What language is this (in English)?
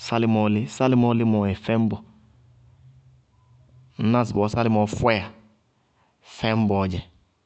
Bago-Kusuntu